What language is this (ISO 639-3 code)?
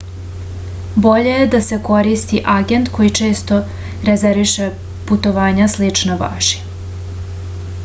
srp